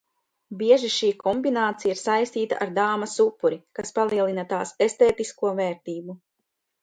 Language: Latvian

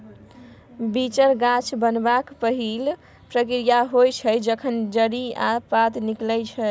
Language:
Maithili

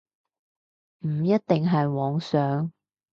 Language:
Cantonese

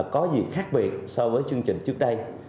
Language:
Vietnamese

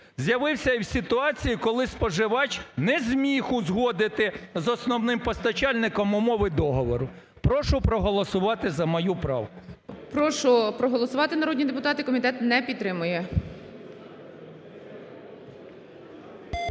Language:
Ukrainian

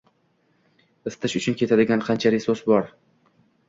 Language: Uzbek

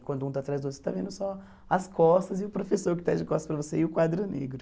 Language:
Portuguese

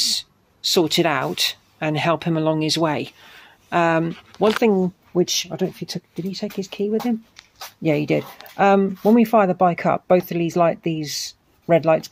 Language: English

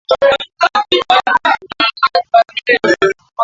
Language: Swahili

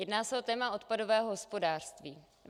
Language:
Czech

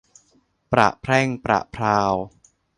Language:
Thai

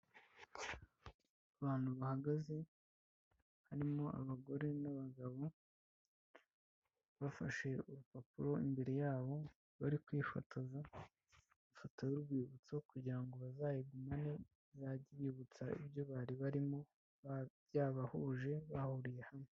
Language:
Kinyarwanda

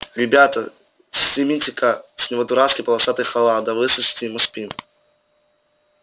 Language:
Russian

